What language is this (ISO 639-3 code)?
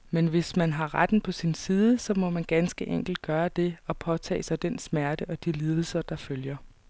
dan